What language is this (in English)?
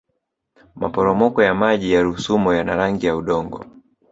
Swahili